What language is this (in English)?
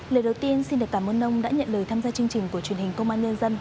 Vietnamese